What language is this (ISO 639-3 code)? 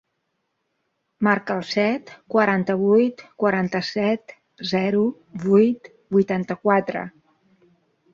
cat